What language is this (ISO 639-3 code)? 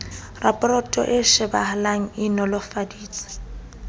sot